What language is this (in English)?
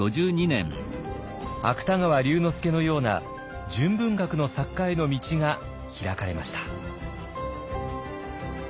Japanese